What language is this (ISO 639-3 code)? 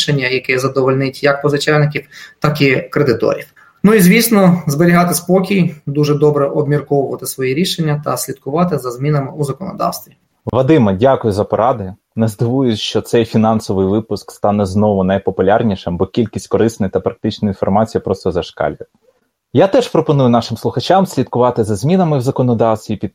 ukr